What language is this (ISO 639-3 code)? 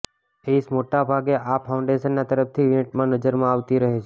guj